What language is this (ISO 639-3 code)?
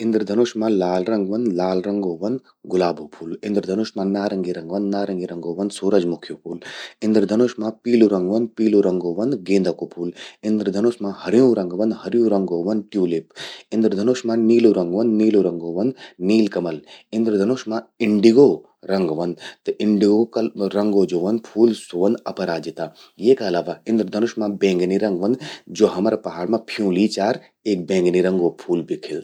gbm